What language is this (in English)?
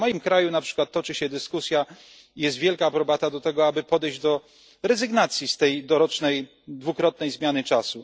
Polish